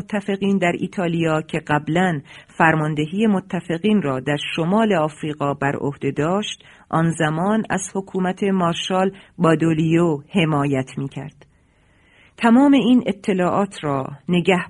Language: Persian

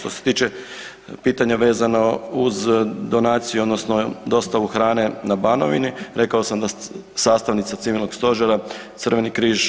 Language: Croatian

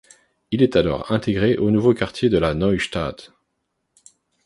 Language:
French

